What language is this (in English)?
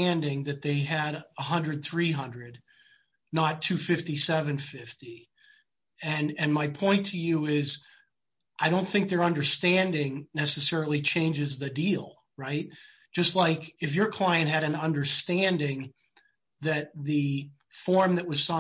English